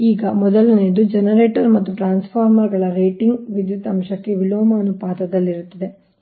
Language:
Kannada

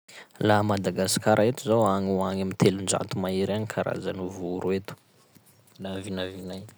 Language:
Sakalava Malagasy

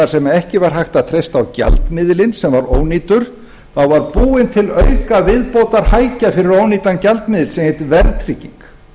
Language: Icelandic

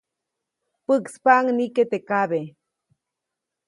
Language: Copainalá Zoque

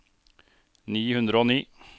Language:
Norwegian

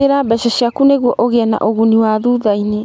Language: Kikuyu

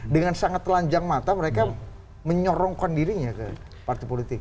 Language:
Indonesian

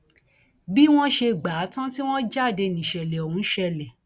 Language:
Yoruba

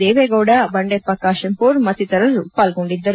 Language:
Kannada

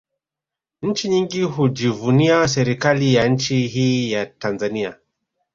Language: Swahili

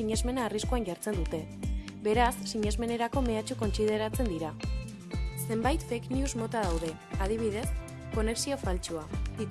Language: Basque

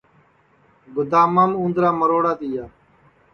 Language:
Sansi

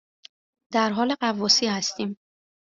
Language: Persian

